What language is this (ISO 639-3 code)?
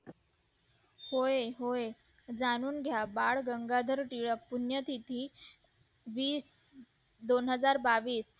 mar